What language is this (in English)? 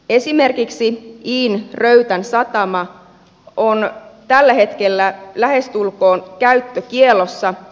Finnish